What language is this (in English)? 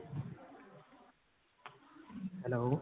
Punjabi